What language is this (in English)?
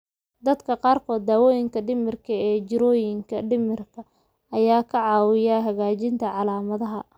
Somali